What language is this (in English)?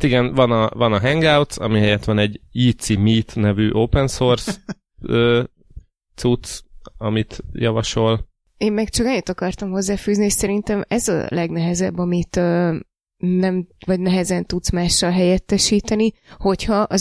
Hungarian